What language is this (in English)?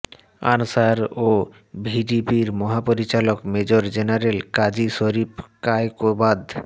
Bangla